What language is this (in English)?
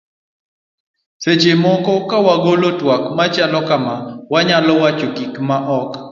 Luo (Kenya and Tanzania)